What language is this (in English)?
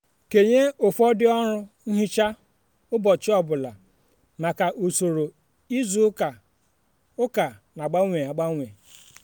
Igbo